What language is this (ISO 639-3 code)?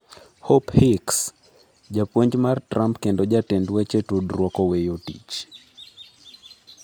luo